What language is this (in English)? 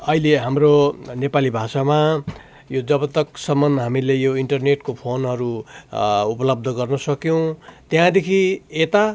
Nepali